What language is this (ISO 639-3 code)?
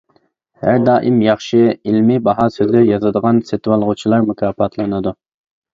uig